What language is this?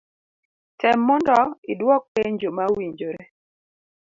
Luo (Kenya and Tanzania)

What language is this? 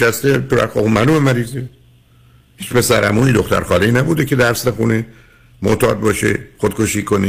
Persian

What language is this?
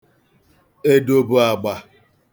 Igbo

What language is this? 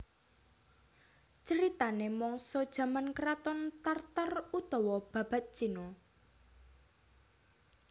Javanese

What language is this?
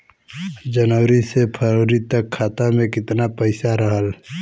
Bhojpuri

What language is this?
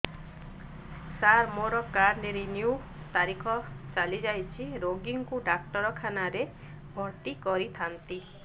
Odia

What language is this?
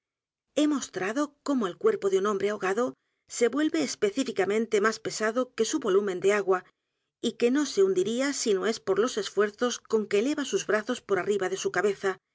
Spanish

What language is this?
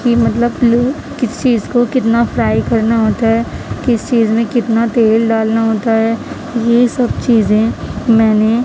Urdu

